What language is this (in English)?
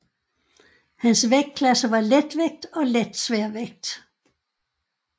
Danish